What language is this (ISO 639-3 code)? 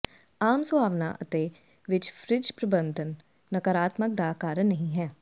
pan